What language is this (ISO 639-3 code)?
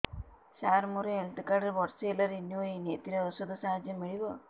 ori